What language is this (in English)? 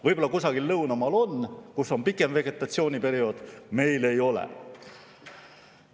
Estonian